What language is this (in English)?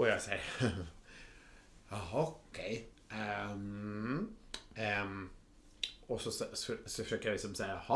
Swedish